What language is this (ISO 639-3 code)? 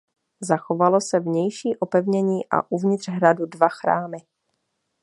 ces